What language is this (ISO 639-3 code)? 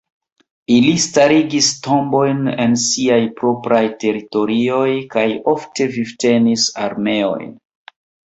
epo